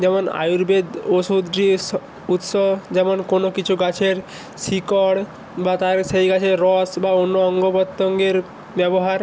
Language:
Bangla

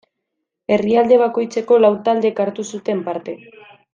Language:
Basque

